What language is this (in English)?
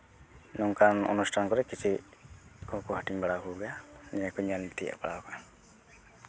Santali